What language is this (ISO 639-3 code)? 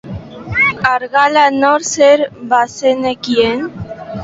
eus